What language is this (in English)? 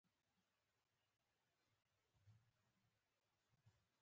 Pashto